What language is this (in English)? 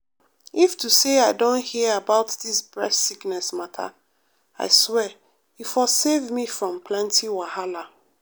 Nigerian Pidgin